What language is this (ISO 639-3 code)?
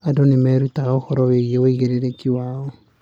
kik